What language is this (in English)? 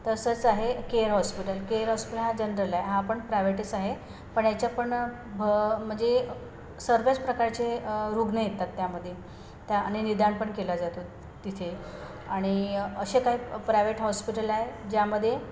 Marathi